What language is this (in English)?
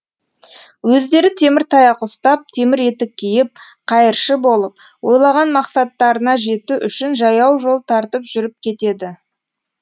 Kazakh